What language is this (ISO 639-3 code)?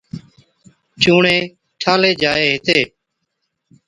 odk